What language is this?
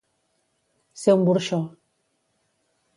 Catalan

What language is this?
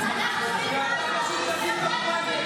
Hebrew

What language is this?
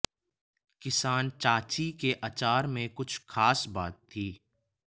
Hindi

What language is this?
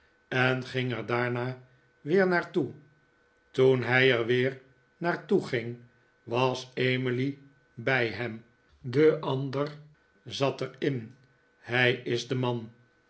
Dutch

